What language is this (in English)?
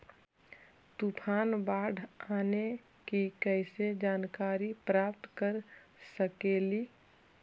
Magahi